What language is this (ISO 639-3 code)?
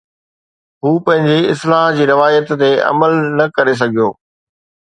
snd